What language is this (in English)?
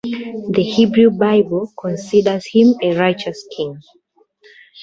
English